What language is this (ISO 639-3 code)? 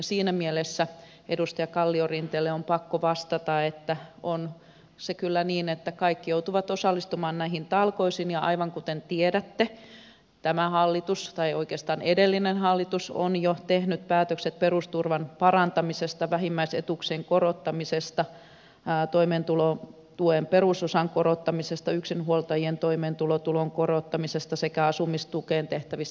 fin